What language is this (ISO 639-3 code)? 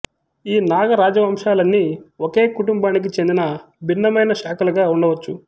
tel